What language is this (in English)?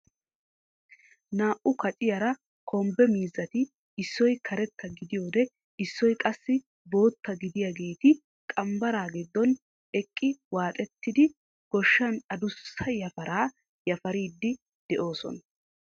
Wolaytta